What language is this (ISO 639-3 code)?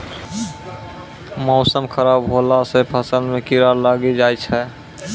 mai